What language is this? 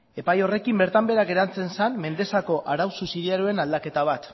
Basque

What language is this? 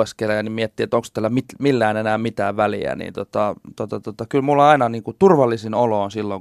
Finnish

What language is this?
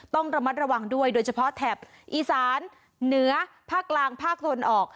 Thai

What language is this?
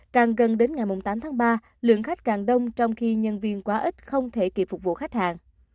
Vietnamese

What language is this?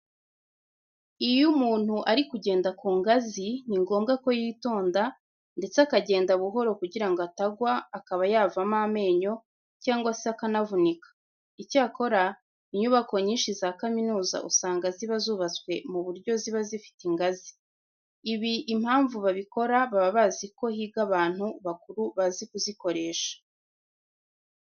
Kinyarwanda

